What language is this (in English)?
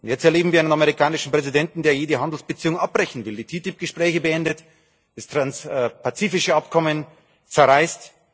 German